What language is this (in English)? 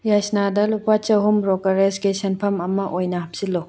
Manipuri